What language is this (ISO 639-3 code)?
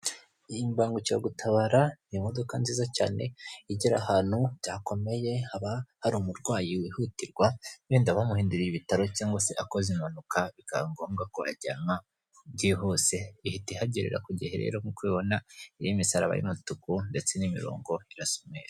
kin